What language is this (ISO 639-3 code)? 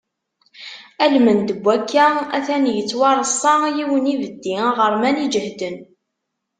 kab